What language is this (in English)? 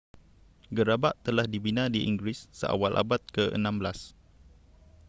Malay